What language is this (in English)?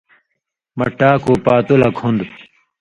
Indus Kohistani